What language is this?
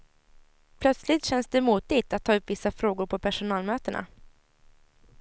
Swedish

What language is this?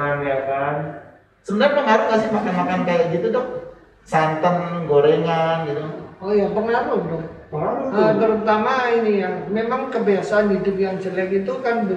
Indonesian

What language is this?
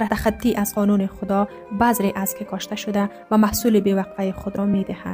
Persian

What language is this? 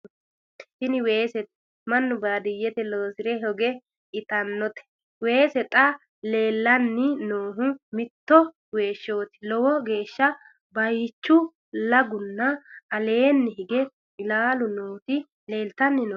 Sidamo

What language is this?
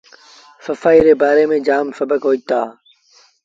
Sindhi Bhil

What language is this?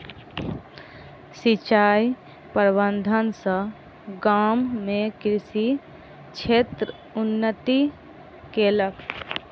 Maithili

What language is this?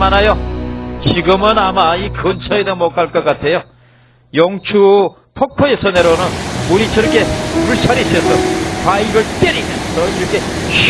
Korean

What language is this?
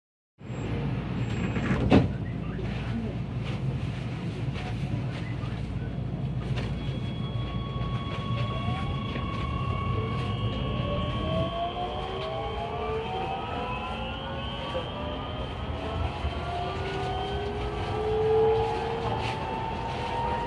Korean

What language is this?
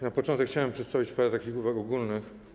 Polish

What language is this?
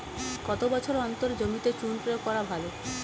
Bangla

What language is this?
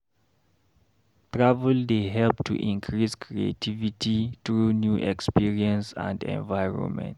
Nigerian Pidgin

